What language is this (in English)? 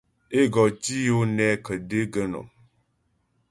Ghomala